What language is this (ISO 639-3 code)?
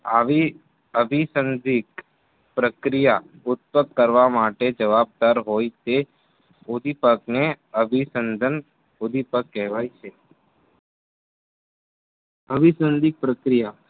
guj